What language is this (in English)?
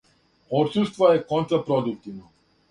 Serbian